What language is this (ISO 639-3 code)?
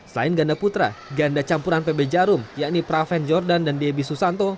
ind